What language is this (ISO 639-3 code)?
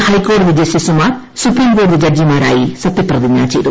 mal